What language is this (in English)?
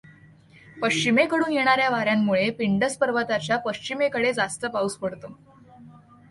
Marathi